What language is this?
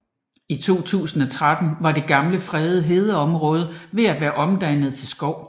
Danish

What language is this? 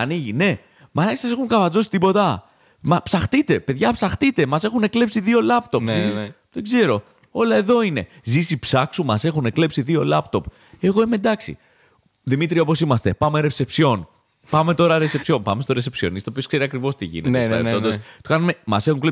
Greek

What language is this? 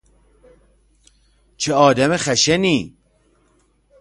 Persian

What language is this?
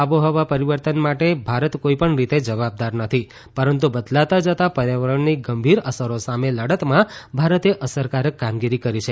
Gujarati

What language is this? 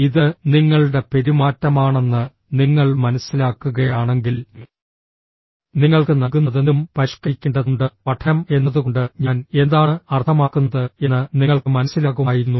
Malayalam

